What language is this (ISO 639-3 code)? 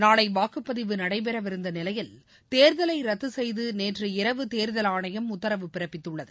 tam